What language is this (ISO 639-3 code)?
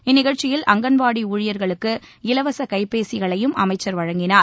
tam